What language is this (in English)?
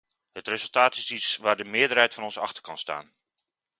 Dutch